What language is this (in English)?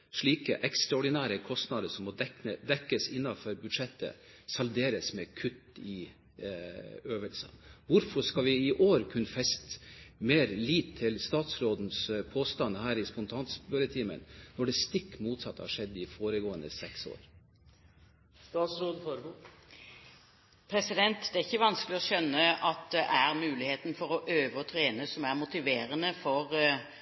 Norwegian Bokmål